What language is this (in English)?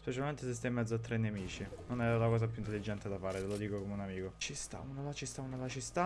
Italian